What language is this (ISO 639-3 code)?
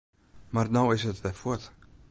fry